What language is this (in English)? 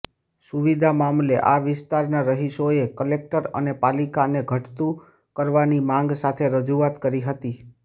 Gujarati